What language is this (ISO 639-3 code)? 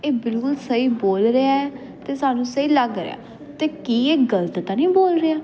pan